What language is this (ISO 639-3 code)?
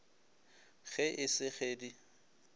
nso